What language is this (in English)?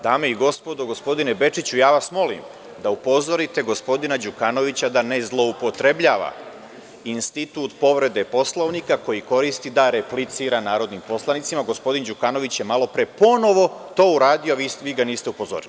Serbian